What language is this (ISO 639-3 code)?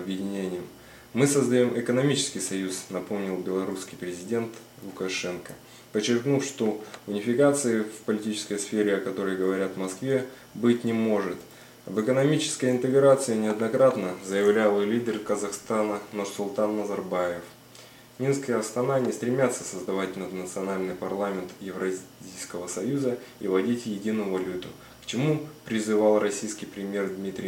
rus